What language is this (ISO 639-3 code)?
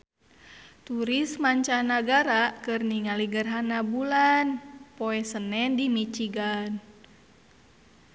sun